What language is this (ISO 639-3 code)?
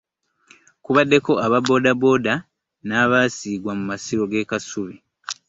lug